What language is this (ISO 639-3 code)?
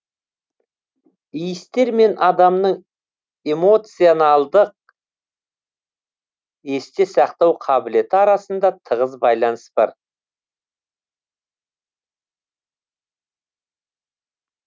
kaz